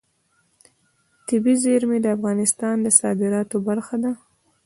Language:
Pashto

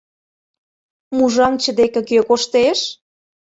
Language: Mari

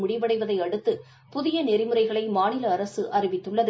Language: Tamil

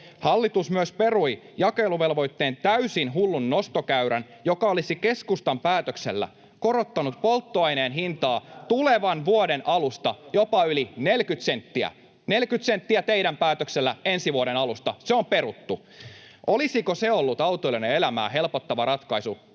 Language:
Finnish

